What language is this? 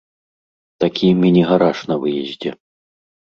Belarusian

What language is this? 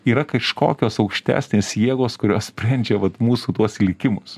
Lithuanian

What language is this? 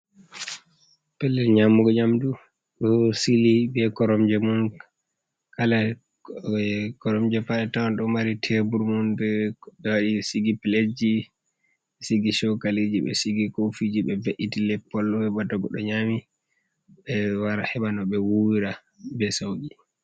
Fula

